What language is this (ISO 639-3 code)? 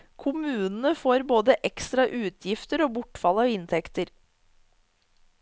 nor